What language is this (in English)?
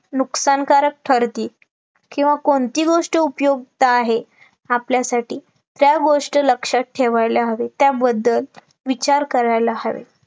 Marathi